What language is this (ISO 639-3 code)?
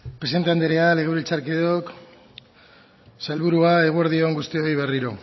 eus